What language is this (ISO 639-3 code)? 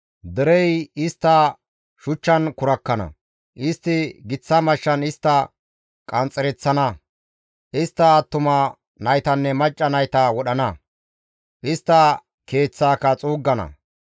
gmv